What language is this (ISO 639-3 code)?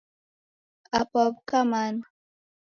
dav